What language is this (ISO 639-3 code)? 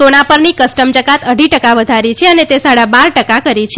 guj